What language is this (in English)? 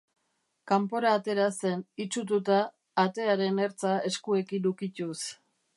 Basque